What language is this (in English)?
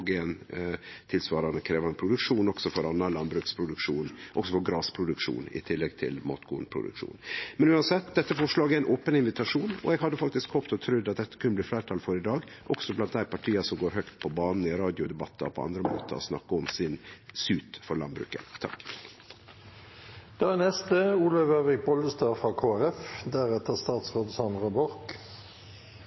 Norwegian Nynorsk